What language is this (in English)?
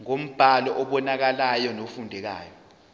Zulu